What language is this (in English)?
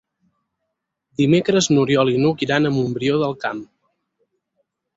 Catalan